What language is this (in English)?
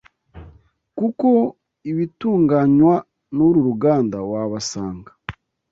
Kinyarwanda